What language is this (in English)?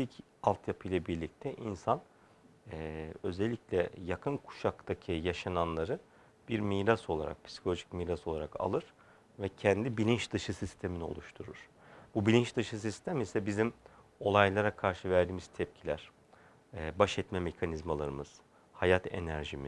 Turkish